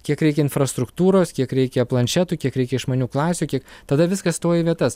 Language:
Lithuanian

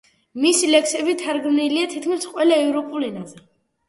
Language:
Georgian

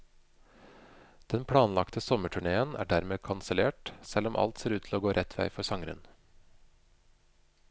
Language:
Norwegian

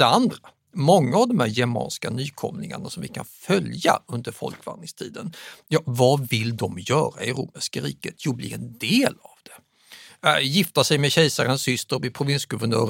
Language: Swedish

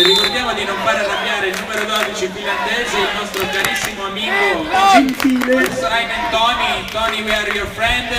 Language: Italian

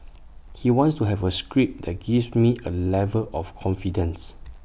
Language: English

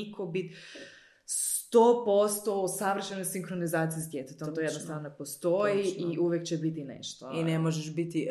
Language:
Croatian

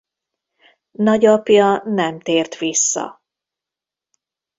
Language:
Hungarian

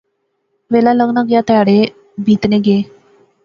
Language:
Pahari-Potwari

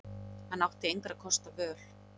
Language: Icelandic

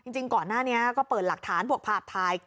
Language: Thai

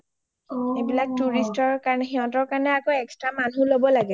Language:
Assamese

